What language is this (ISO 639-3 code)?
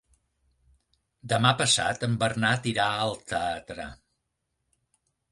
cat